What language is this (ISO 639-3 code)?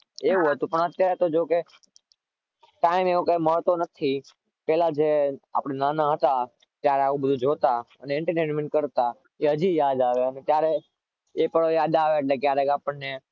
guj